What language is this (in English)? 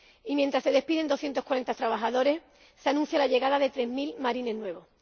Spanish